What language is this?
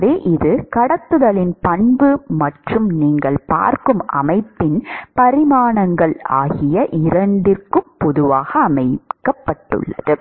Tamil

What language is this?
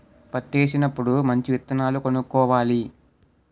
Telugu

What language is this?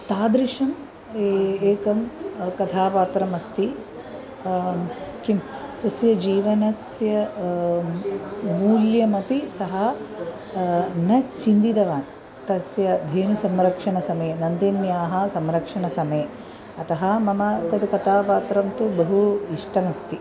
Sanskrit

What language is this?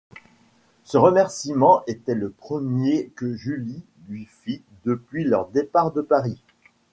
French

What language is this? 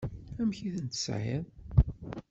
Kabyle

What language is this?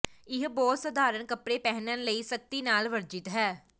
Punjabi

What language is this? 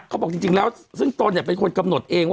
Thai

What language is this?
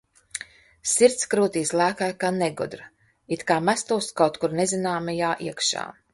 Latvian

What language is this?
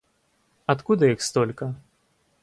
Russian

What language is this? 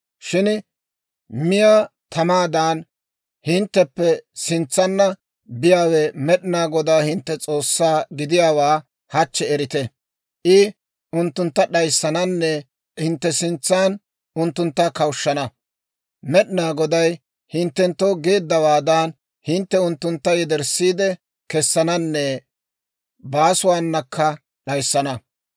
Dawro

